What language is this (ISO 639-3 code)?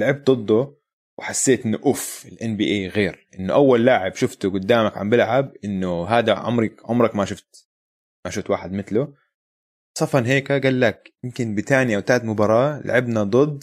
ara